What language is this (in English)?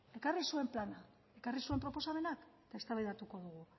Basque